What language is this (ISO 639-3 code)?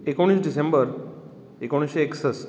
kok